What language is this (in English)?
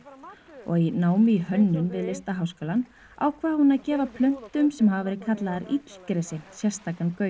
Icelandic